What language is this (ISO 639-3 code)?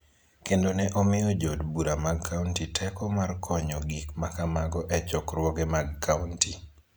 luo